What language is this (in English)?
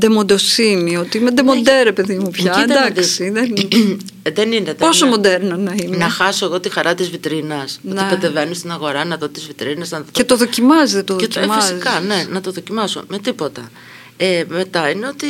Greek